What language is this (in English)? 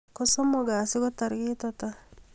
Kalenjin